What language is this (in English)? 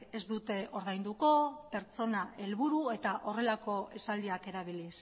Basque